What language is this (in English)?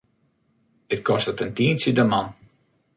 Western Frisian